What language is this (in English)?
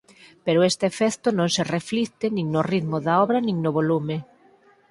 Galician